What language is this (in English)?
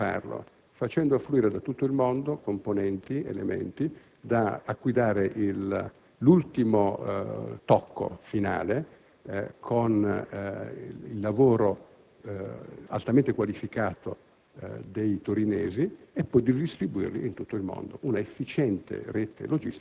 Italian